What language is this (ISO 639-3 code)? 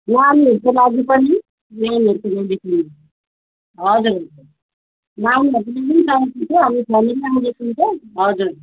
nep